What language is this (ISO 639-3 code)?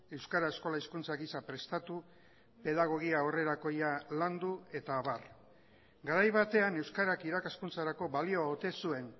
eus